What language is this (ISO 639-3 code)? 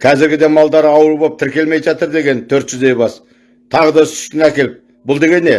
tur